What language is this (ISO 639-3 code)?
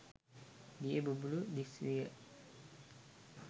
sin